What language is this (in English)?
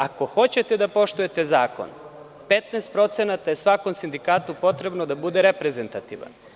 Serbian